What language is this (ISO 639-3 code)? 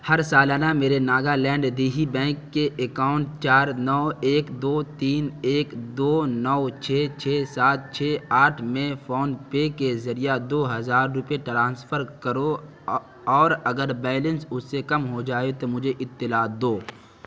urd